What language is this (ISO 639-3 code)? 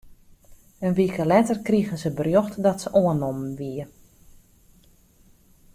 fry